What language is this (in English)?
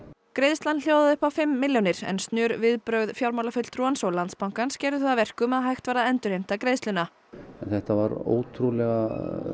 Icelandic